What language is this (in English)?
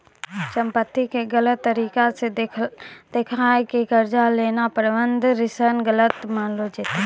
Maithili